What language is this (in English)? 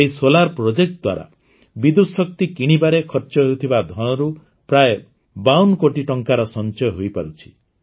Odia